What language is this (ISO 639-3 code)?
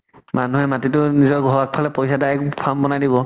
asm